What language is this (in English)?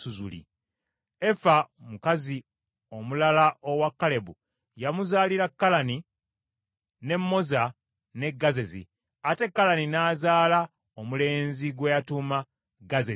Ganda